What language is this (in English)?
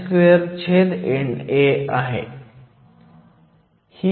Marathi